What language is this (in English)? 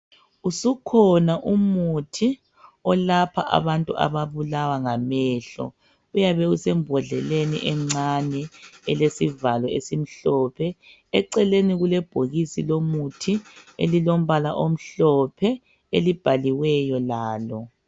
North Ndebele